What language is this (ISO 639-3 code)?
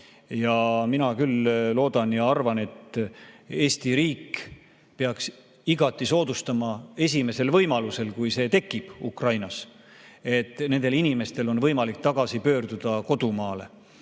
est